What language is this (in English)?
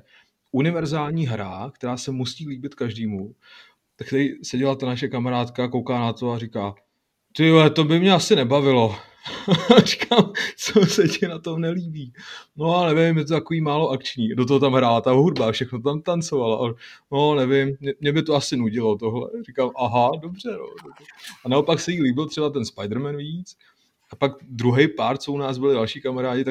Czech